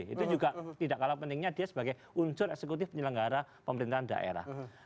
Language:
Indonesian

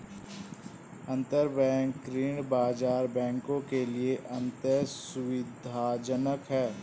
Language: Hindi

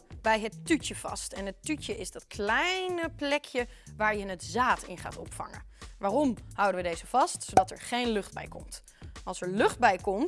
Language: Dutch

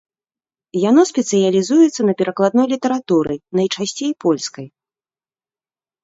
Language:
Belarusian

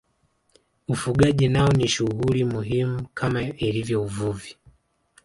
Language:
Swahili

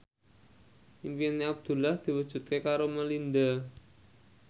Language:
Javanese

